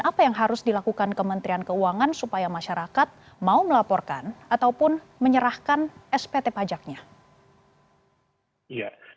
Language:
Indonesian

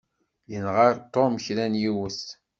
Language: Kabyle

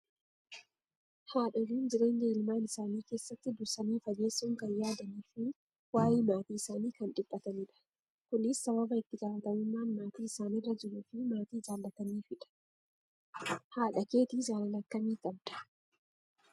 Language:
Oromo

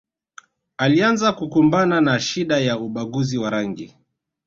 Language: Swahili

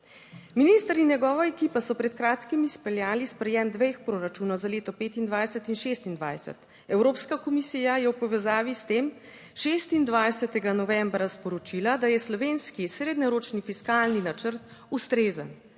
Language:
Slovenian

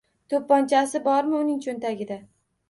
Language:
Uzbek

